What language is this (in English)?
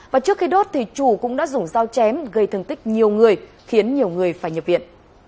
Vietnamese